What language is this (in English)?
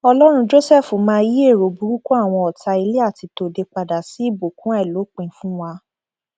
Yoruba